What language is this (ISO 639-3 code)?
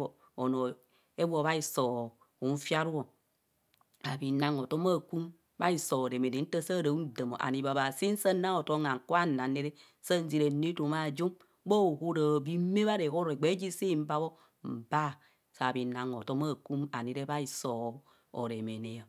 bcs